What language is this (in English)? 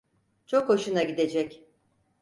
Turkish